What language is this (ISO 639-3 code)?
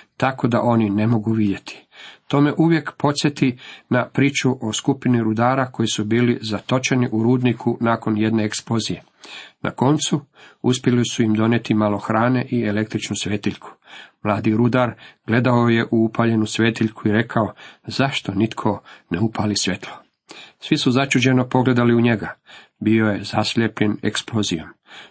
hrv